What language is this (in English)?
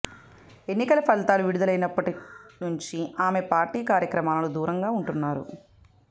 Telugu